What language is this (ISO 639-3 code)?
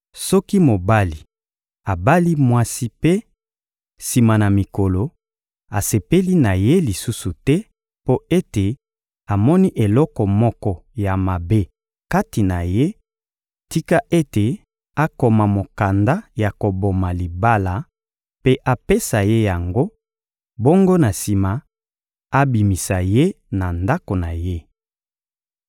lin